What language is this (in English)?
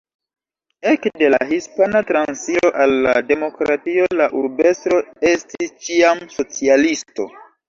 Esperanto